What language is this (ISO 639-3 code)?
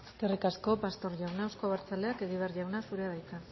eus